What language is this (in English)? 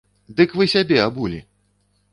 Belarusian